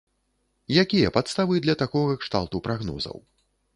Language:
Belarusian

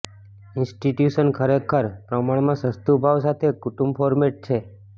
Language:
Gujarati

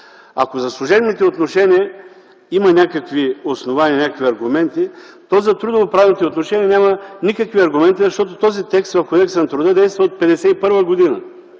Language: Bulgarian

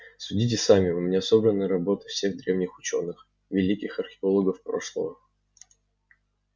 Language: Russian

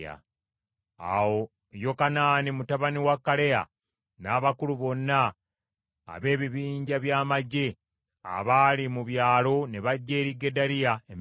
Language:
Ganda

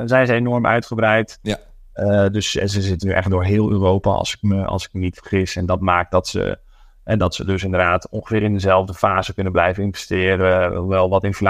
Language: Dutch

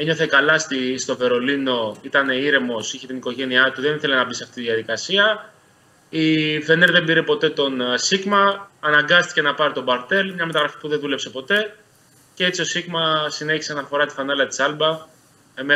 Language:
Greek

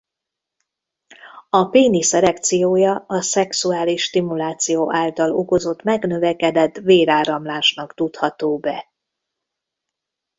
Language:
Hungarian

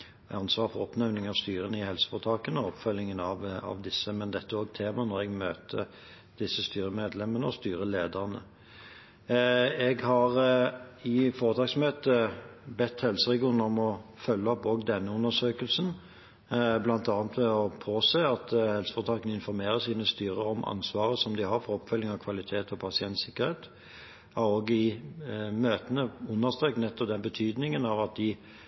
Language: Norwegian Bokmål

